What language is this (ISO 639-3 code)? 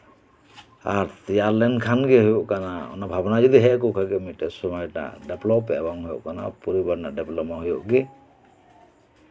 sat